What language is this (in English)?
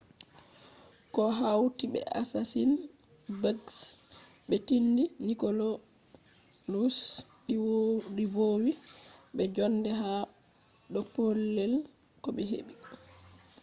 Fula